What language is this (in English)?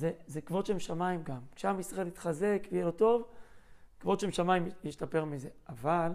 Hebrew